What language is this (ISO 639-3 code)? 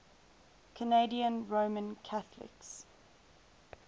eng